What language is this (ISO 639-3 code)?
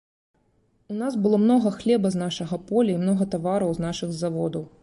bel